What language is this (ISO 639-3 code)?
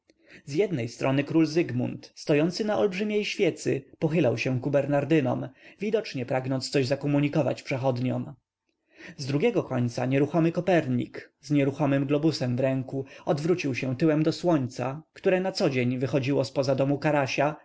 pol